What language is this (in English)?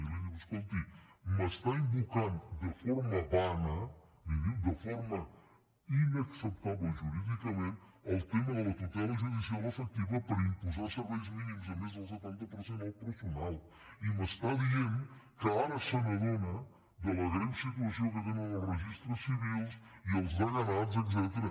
Catalan